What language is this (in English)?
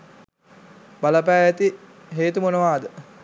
Sinhala